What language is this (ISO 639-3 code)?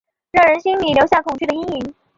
zho